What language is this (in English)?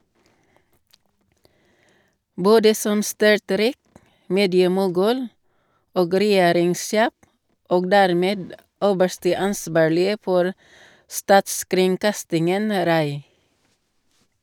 Norwegian